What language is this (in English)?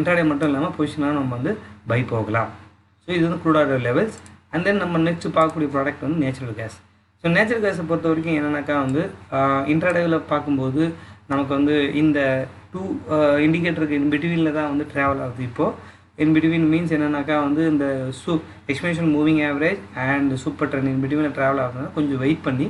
Dutch